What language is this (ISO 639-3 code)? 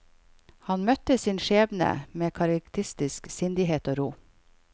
nor